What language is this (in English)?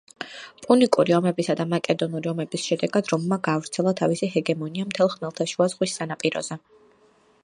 Georgian